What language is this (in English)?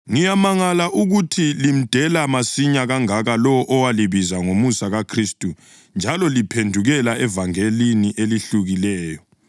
North Ndebele